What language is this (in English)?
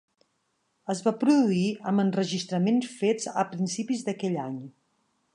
Catalan